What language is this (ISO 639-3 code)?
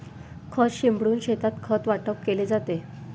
mar